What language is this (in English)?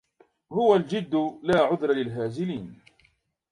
Arabic